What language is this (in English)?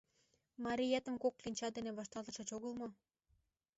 Mari